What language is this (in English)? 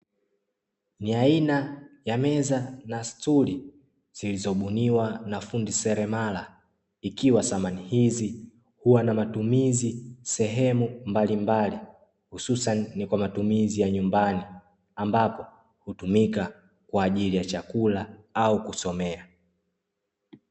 Swahili